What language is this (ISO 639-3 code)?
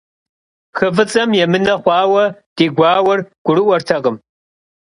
kbd